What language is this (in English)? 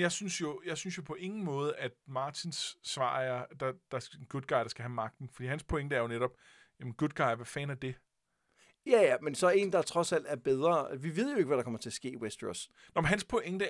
Danish